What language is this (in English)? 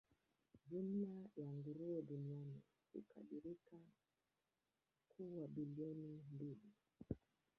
Swahili